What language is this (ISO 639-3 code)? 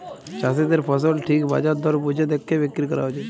ben